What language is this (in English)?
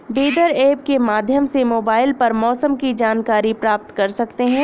Hindi